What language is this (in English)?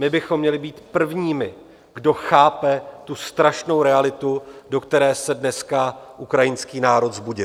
Czech